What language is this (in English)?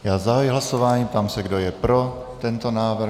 Czech